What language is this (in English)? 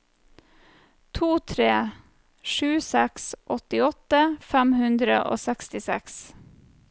Norwegian